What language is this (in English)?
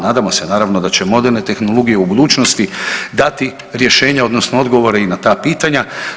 Croatian